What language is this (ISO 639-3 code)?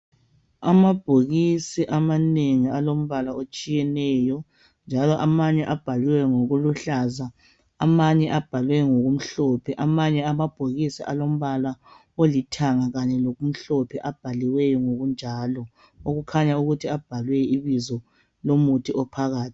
nde